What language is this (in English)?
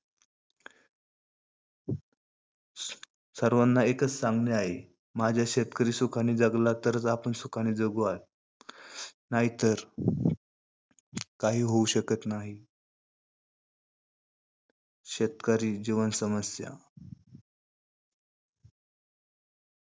Marathi